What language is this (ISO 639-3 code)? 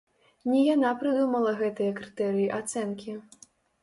bel